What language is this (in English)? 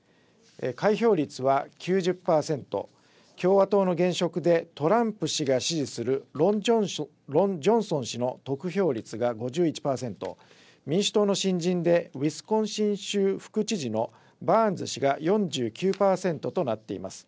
Japanese